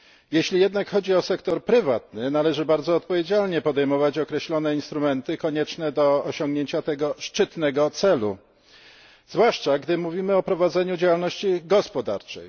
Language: Polish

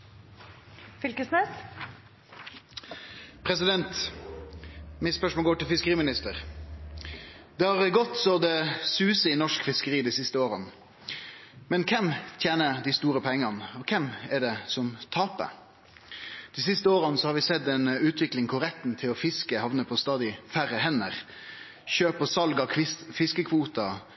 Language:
Norwegian Nynorsk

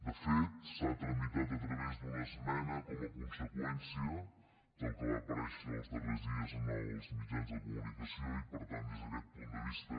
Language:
Catalan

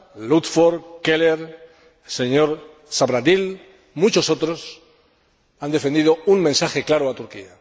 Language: Spanish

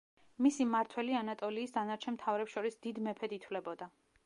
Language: Georgian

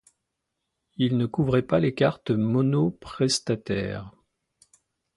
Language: French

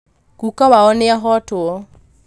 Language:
Kikuyu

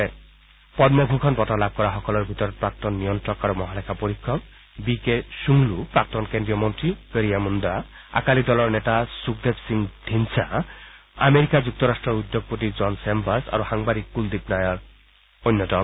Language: Assamese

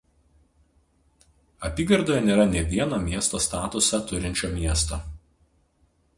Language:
Lithuanian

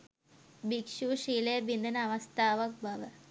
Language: Sinhala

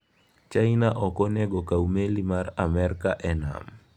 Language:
Luo (Kenya and Tanzania)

